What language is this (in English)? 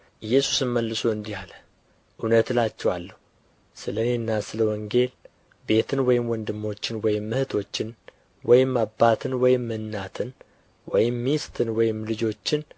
Amharic